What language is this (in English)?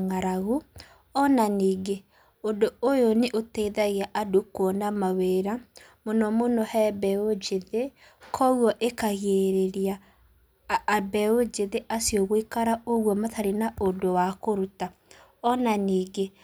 Kikuyu